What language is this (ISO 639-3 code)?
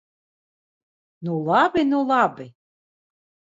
lav